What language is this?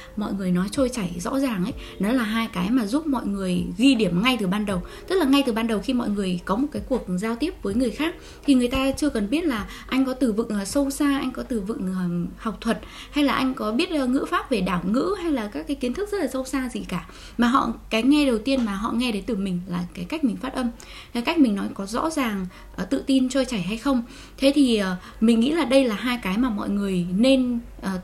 Vietnamese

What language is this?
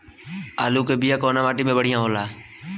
Bhojpuri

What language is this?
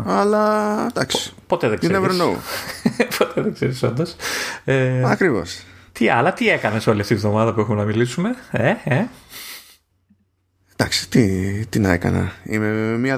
Greek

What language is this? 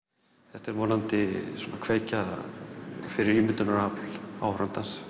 Icelandic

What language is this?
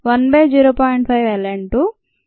Telugu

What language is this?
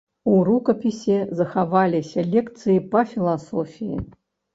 Belarusian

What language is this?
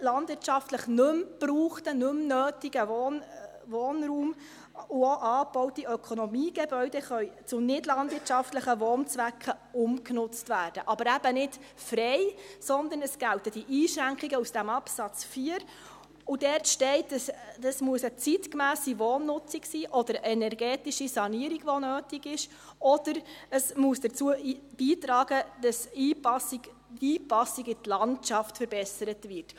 Swiss German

